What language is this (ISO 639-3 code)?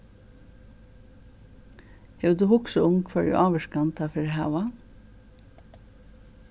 fao